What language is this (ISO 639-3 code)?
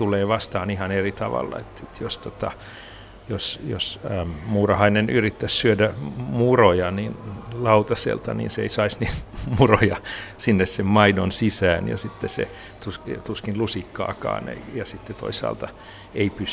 fin